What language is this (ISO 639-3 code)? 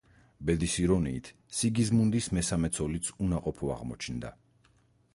kat